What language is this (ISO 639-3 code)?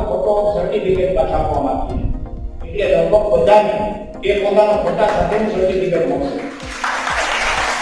guj